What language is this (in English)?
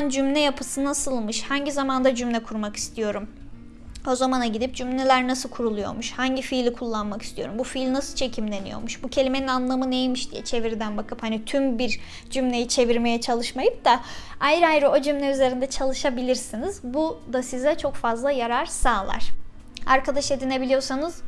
Turkish